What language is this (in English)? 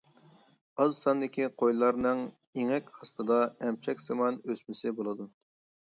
Uyghur